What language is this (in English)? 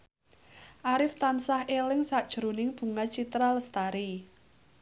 Javanese